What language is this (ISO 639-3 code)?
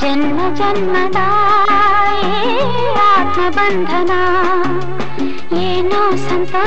kan